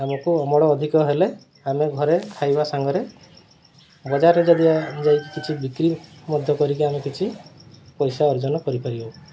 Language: Odia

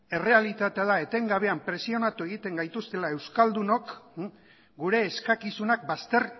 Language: Basque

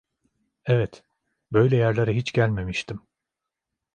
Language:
Turkish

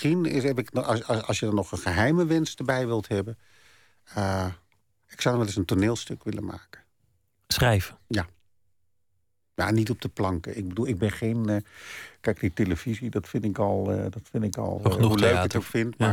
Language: Dutch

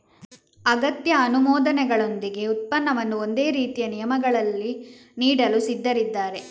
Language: Kannada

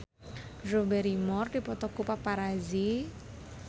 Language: Sundanese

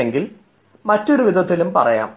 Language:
Malayalam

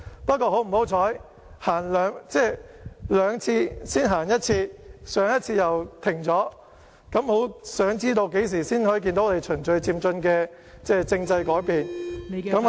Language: Cantonese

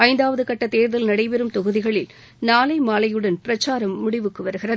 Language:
Tamil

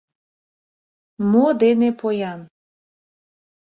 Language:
Mari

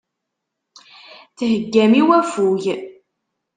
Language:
Kabyle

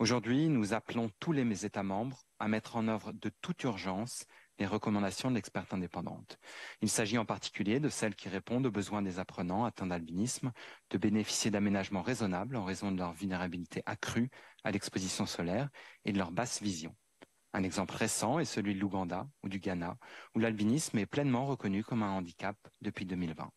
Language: French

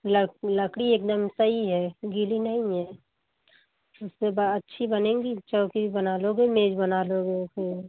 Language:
Hindi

